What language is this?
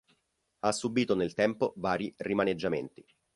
Italian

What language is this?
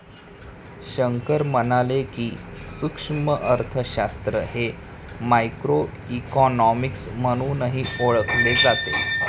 Marathi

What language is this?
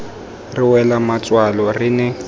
Tswana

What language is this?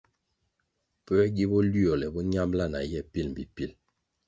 Kwasio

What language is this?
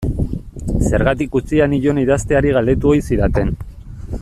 Basque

